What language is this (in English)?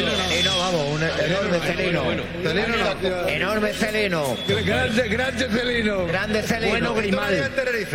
Spanish